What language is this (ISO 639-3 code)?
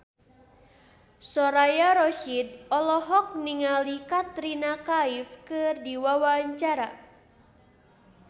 sun